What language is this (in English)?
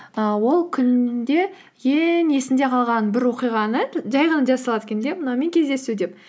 Kazakh